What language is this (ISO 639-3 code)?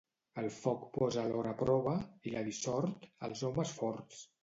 cat